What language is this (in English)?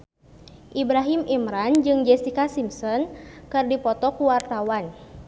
Sundanese